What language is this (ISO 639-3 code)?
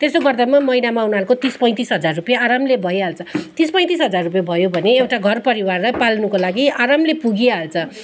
nep